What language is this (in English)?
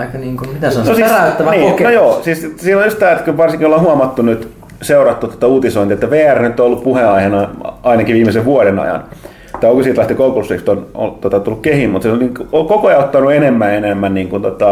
Finnish